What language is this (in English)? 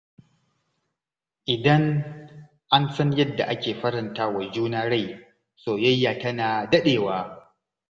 Hausa